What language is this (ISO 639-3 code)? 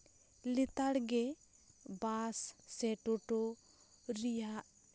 sat